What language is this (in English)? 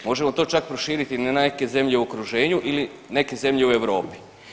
Croatian